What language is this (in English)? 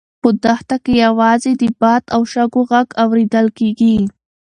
Pashto